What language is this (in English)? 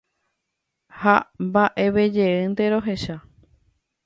Guarani